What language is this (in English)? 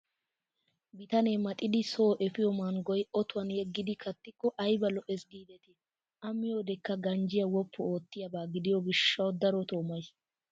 Wolaytta